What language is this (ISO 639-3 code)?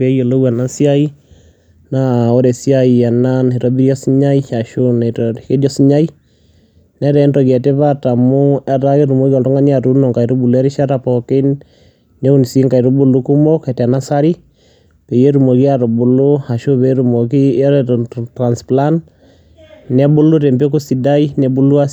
mas